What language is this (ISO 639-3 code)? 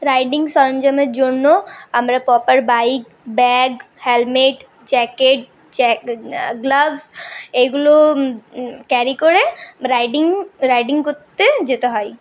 ben